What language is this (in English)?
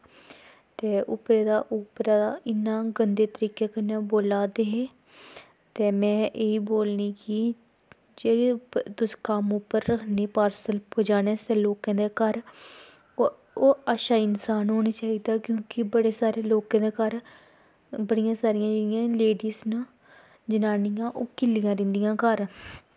Dogri